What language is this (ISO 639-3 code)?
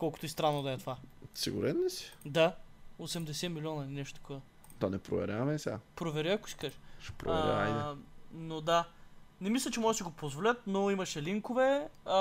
bul